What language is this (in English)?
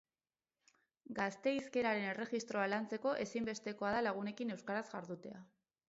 Basque